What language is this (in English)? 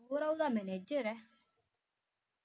Punjabi